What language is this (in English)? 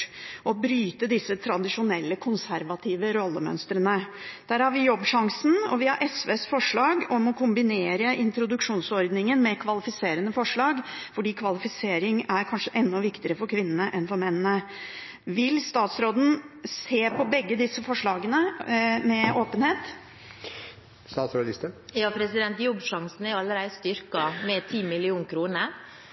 Norwegian Bokmål